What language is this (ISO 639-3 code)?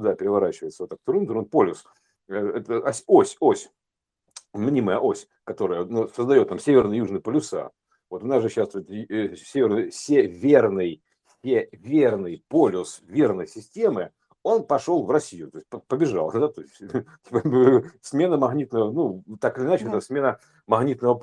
rus